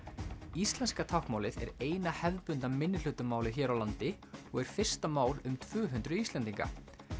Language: Icelandic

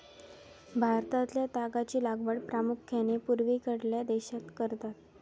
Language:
Marathi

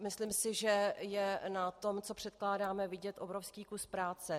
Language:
Czech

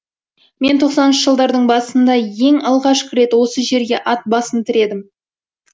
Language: Kazakh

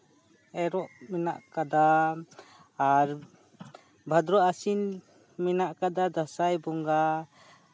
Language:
Santali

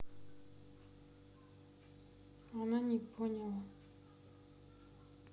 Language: Russian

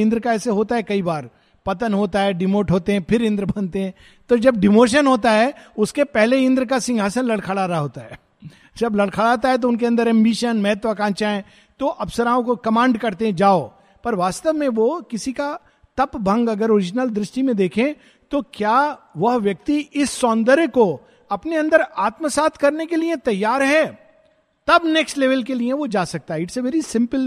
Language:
Hindi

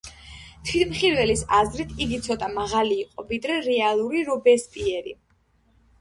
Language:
Georgian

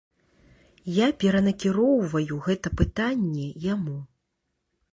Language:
Belarusian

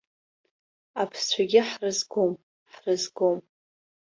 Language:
Abkhazian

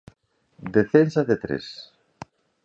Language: Galician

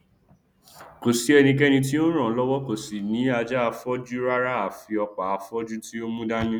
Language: Yoruba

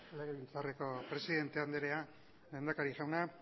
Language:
Basque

